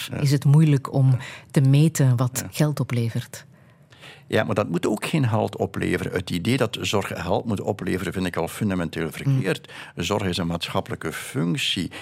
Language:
Dutch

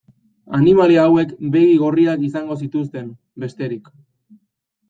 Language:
Basque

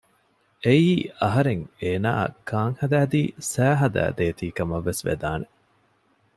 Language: Divehi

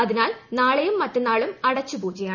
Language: Malayalam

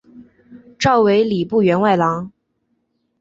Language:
Chinese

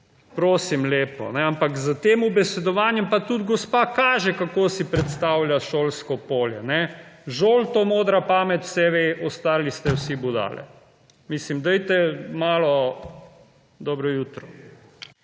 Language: Slovenian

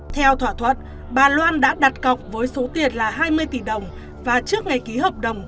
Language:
Vietnamese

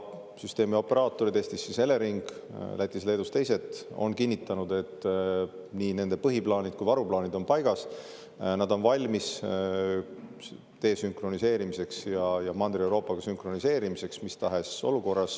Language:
Estonian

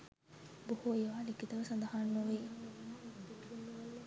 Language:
Sinhala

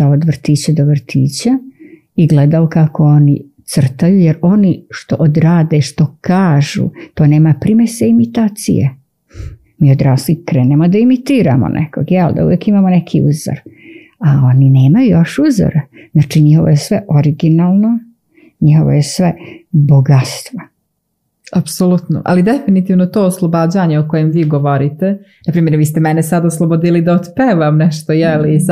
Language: Croatian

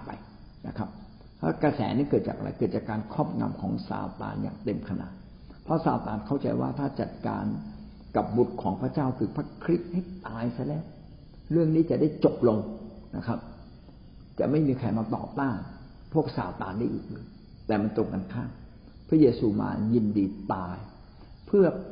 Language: Thai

